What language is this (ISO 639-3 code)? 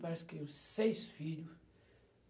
por